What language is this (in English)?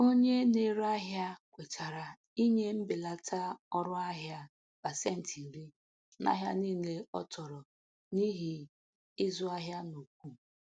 Igbo